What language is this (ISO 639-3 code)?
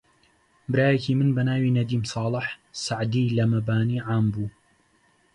ckb